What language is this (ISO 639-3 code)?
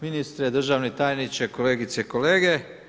hrv